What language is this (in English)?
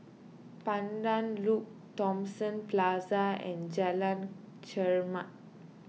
English